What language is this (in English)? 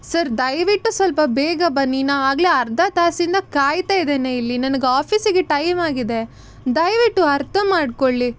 Kannada